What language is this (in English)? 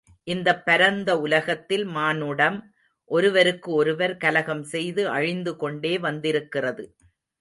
Tamil